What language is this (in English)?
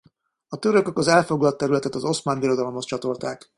Hungarian